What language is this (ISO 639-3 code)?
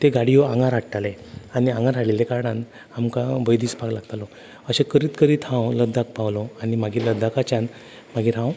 kok